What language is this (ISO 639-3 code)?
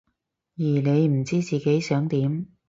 yue